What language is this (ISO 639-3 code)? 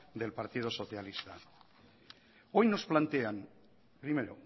spa